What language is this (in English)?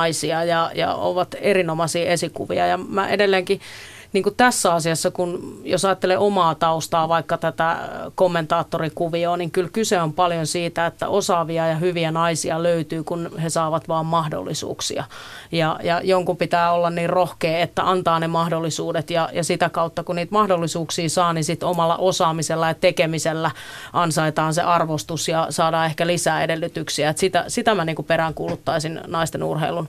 Finnish